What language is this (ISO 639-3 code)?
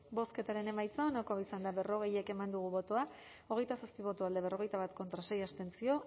eus